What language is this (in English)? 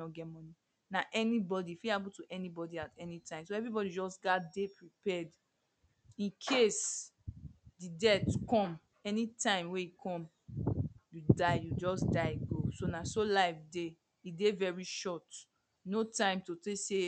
Nigerian Pidgin